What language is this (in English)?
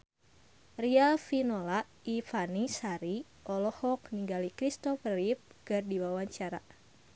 Sundanese